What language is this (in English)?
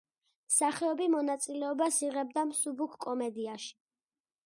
Georgian